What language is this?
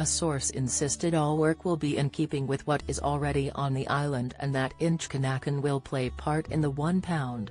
English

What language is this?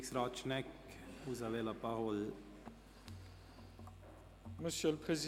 Swiss German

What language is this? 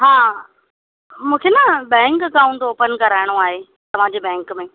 Sindhi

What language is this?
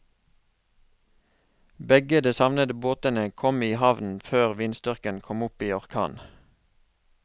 Norwegian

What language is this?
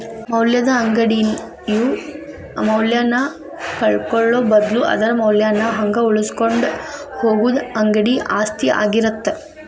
Kannada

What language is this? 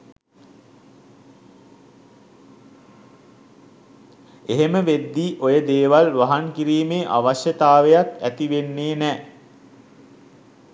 Sinhala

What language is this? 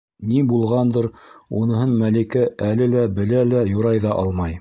Bashkir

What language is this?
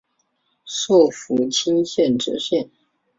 Chinese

